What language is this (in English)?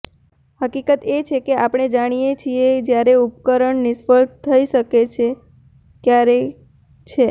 Gujarati